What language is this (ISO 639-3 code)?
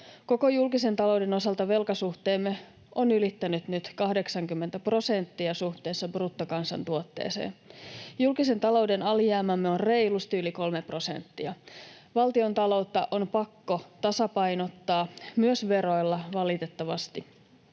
fin